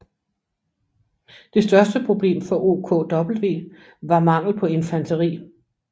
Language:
Danish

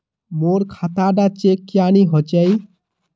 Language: Magahi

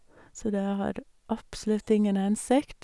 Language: Norwegian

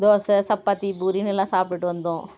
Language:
Tamil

